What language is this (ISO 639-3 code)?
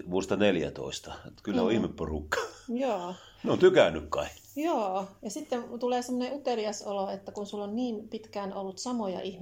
fin